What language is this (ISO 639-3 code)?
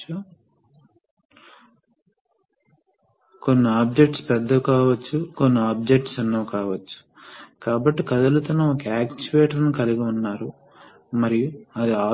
tel